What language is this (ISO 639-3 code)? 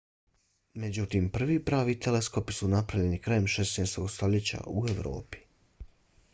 bos